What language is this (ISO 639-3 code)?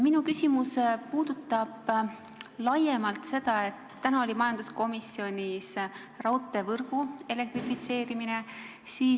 est